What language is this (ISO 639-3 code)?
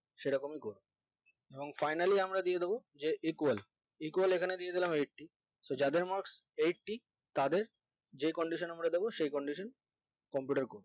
ben